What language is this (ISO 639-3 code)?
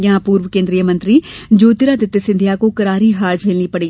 hin